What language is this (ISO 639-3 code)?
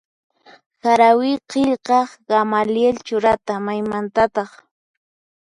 qxp